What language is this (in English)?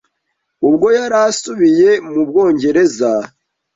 Kinyarwanda